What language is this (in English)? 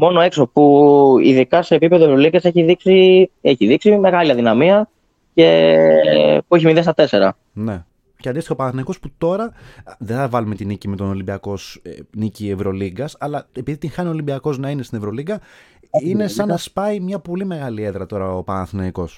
Greek